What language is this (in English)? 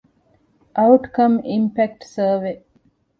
Divehi